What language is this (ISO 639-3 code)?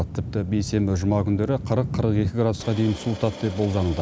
kaz